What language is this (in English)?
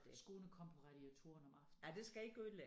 Danish